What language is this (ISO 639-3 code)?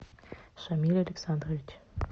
rus